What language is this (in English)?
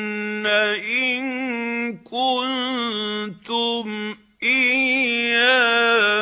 Arabic